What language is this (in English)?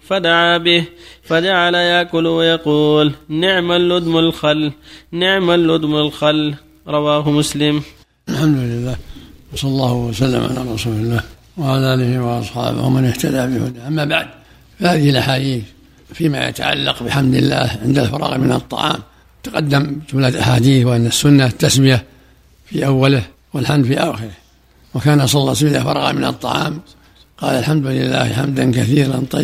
Arabic